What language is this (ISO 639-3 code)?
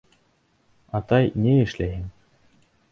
bak